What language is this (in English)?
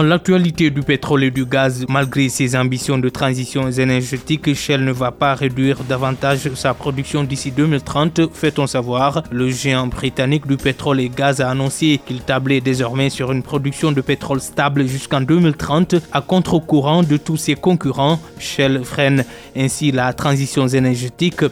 French